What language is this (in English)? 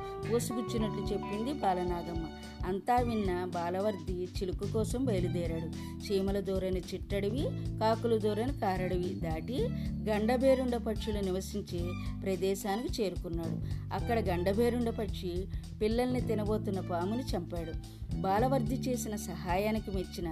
Telugu